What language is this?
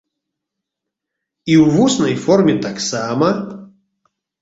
Belarusian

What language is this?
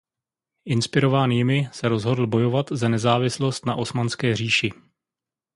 Czech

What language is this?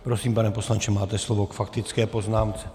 Czech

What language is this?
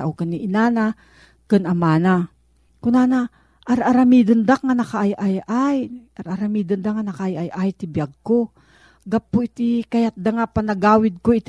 Filipino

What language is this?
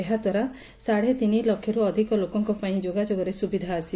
Odia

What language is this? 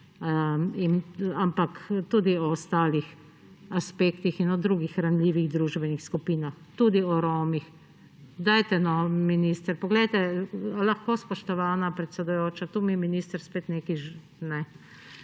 Slovenian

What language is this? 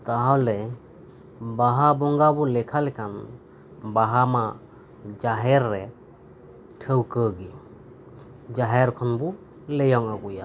Santali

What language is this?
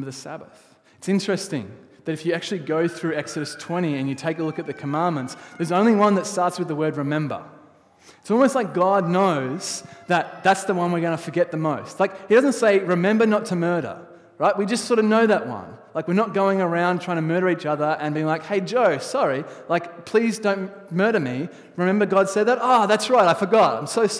English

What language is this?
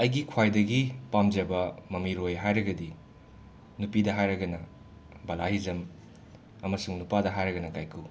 Manipuri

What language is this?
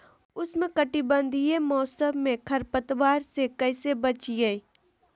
Magahi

